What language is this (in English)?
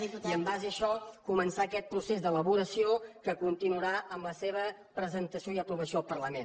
Catalan